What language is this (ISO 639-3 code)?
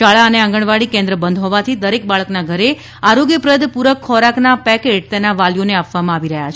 guj